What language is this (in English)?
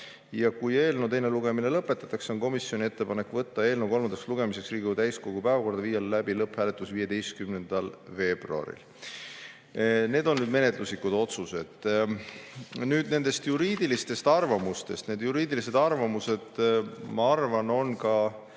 Estonian